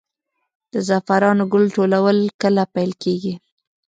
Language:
Pashto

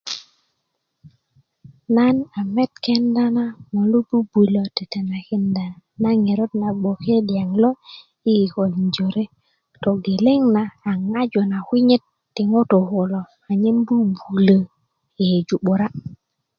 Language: Kuku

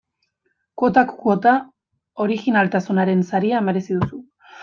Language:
Basque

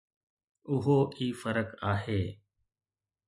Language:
Sindhi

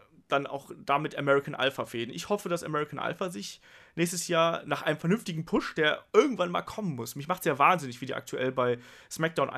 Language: German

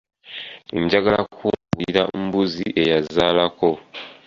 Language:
Ganda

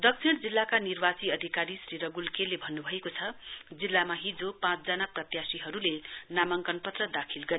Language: Nepali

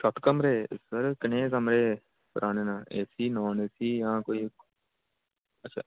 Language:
Dogri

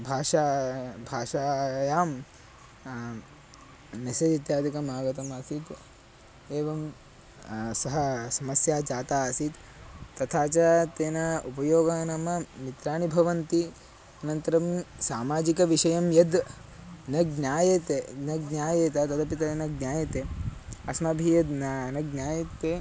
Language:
Sanskrit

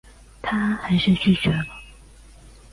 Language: Chinese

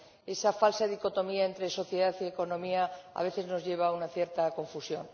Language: Spanish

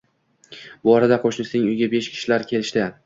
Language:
Uzbek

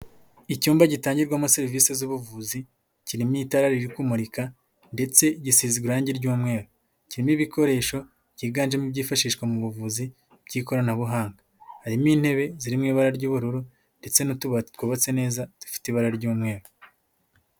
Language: Kinyarwanda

